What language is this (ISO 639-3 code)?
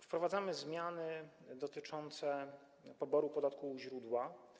pol